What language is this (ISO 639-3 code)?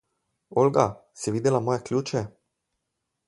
slv